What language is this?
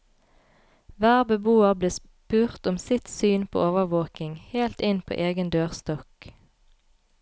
Norwegian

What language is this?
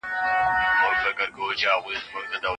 Pashto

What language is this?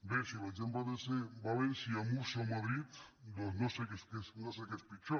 Catalan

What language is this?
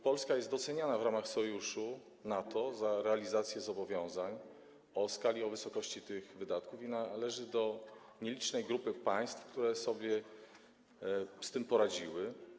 Polish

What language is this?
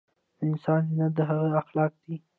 Pashto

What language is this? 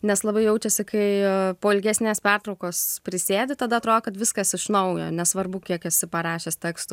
Lithuanian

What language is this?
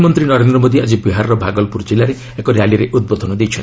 Odia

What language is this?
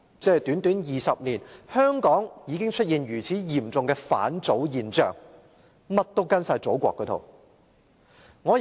Cantonese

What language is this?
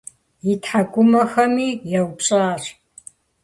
Kabardian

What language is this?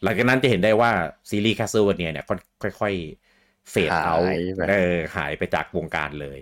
Thai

